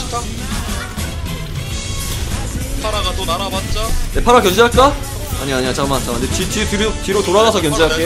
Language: Korean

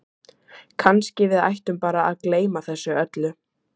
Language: Icelandic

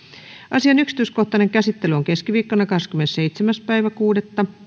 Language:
Finnish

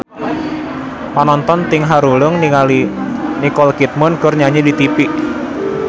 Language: Sundanese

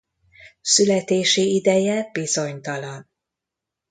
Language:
Hungarian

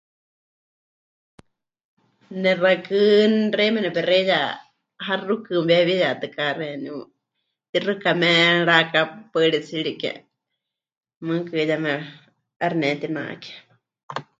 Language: Huichol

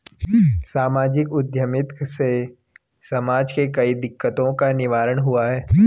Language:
Hindi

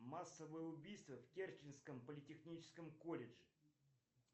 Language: Russian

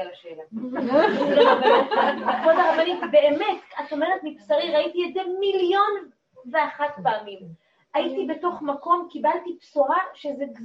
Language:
Hebrew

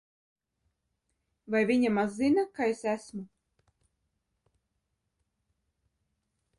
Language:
Latvian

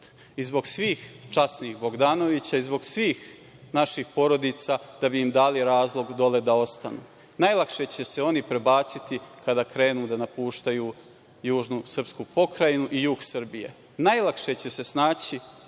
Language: Serbian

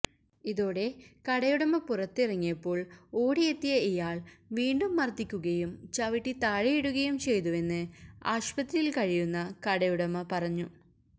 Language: Malayalam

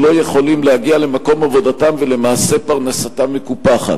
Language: Hebrew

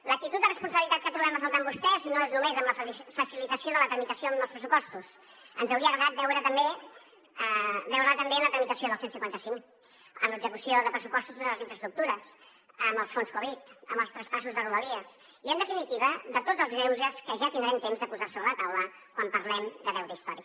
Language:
Catalan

